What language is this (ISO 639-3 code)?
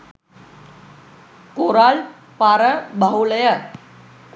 sin